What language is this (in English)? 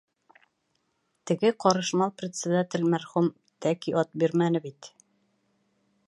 Bashkir